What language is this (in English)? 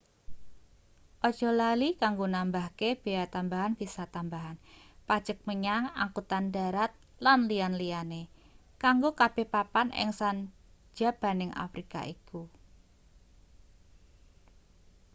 Javanese